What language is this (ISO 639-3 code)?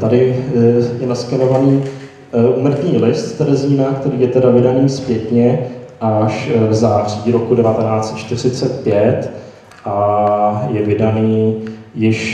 ces